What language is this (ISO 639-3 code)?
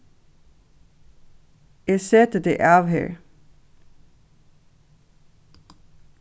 fao